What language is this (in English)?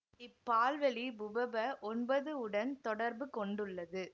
Tamil